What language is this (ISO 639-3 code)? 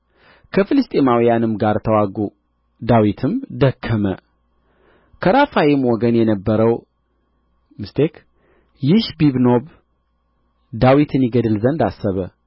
amh